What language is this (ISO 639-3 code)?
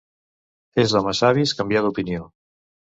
cat